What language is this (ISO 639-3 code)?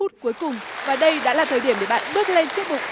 vie